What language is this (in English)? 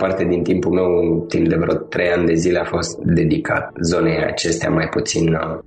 Romanian